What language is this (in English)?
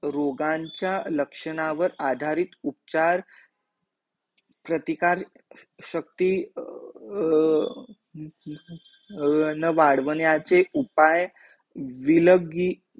Marathi